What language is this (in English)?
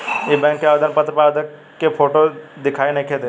Bhojpuri